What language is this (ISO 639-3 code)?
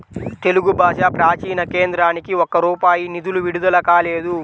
tel